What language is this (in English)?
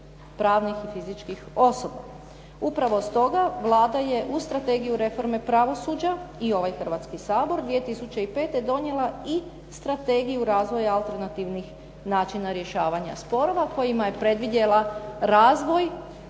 Croatian